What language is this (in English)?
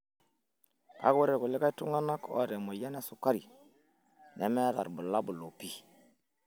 Masai